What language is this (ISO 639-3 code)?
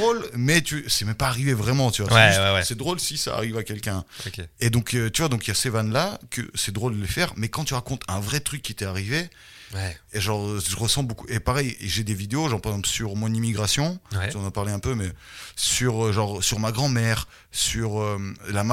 fra